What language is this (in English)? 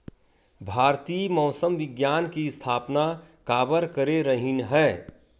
Chhattisgarhi